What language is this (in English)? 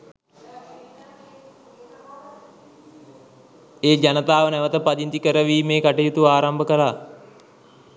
Sinhala